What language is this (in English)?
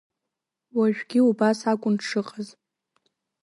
Abkhazian